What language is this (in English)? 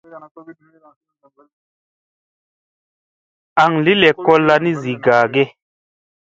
Musey